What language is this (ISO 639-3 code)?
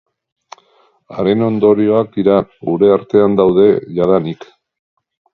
eus